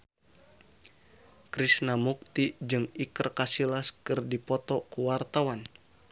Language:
Sundanese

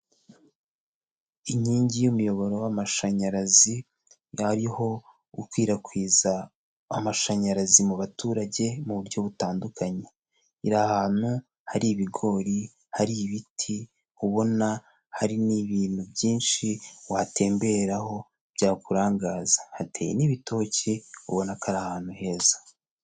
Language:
Kinyarwanda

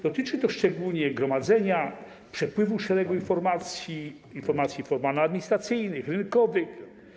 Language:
Polish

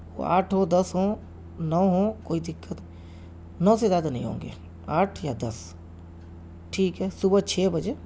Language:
Urdu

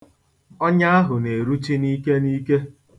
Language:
Igbo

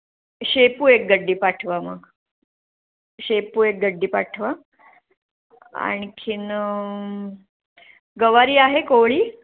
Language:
Marathi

